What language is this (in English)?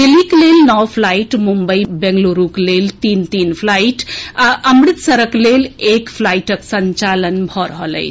Maithili